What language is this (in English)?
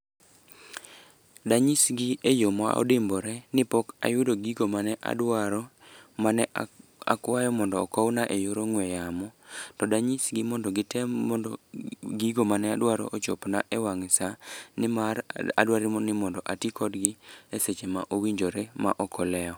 Luo (Kenya and Tanzania)